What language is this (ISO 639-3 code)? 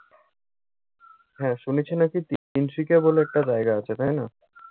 ben